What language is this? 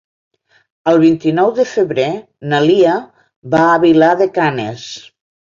Catalan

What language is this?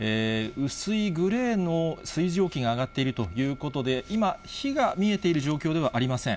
Japanese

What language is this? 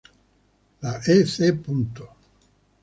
Spanish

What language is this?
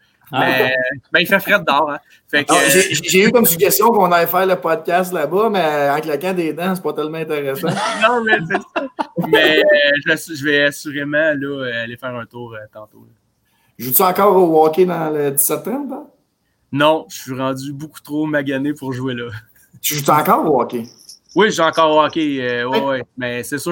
French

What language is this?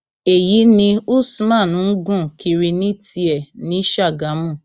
Yoruba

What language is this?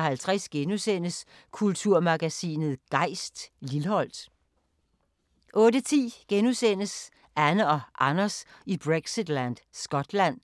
Danish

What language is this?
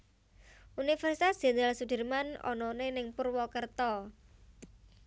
Javanese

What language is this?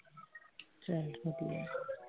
Punjabi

